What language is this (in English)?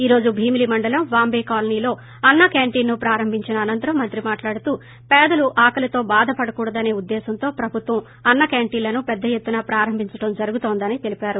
Telugu